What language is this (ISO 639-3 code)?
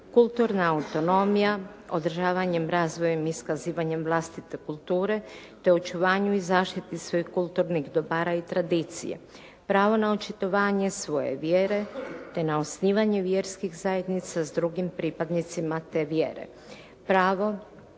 hrv